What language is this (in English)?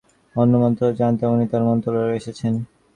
Bangla